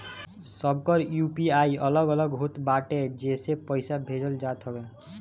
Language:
Bhojpuri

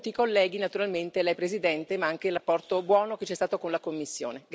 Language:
Italian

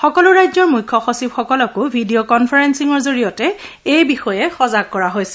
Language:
Assamese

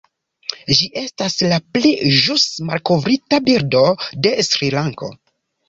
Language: Esperanto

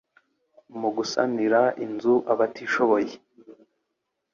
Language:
Kinyarwanda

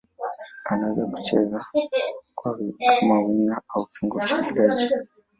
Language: Swahili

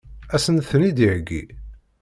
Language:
Kabyle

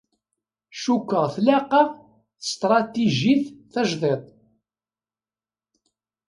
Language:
Kabyle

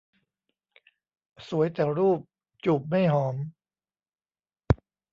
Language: Thai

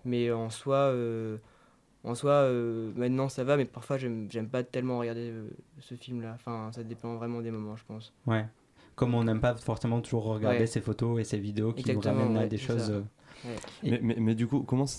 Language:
French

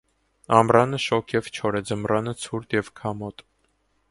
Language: Armenian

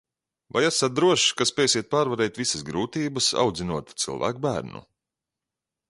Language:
Latvian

